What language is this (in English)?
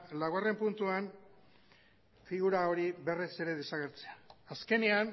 Basque